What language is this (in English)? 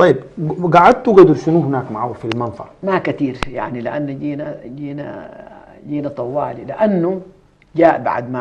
Arabic